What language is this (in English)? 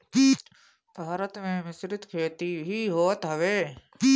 Bhojpuri